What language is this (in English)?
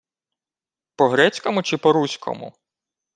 Ukrainian